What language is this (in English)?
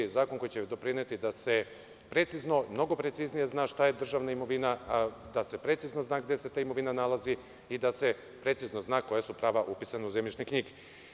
Serbian